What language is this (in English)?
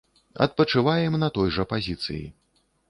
Belarusian